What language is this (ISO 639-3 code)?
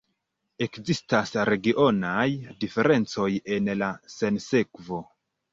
epo